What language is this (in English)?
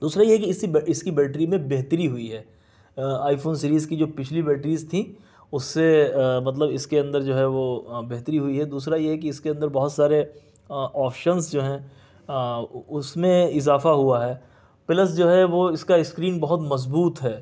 Urdu